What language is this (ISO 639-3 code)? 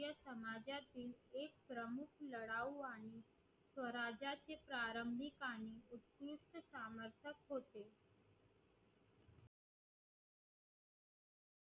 mar